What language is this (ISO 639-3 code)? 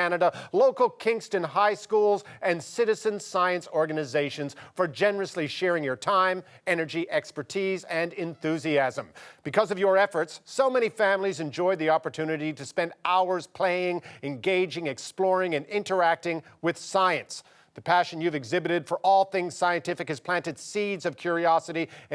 eng